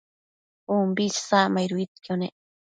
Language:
Matsés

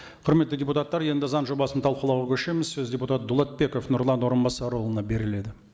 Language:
Kazakh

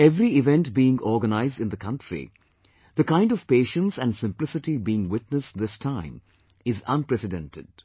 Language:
English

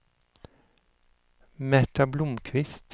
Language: Swedish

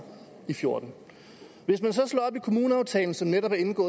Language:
Danish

